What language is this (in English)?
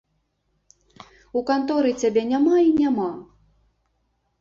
Belarusian